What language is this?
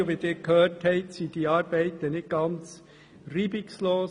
Swiss German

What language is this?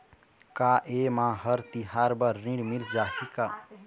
Chhattisgarhi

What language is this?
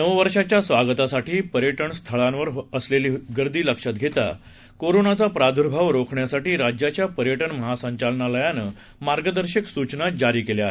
Marathi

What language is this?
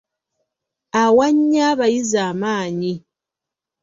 Ganda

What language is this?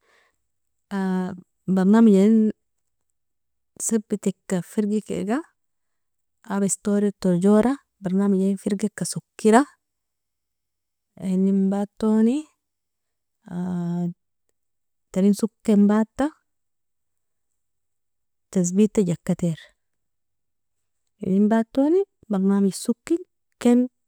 Nobiin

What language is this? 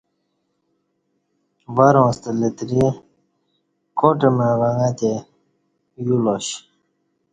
Kati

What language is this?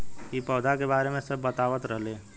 Bhojpuri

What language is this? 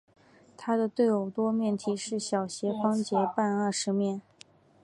Chinese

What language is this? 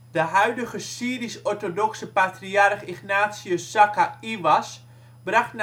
Dutch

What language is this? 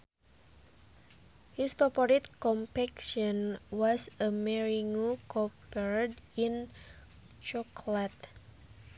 Sundanese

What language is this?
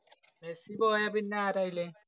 Malayalam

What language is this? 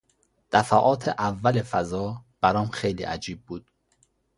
Persian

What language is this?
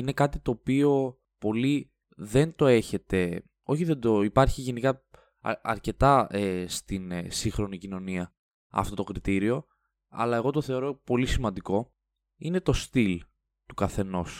Greek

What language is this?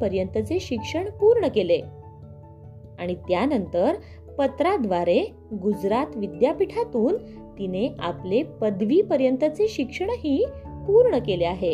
Marathi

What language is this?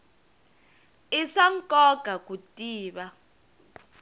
Tsonga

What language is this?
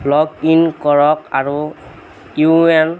Assamese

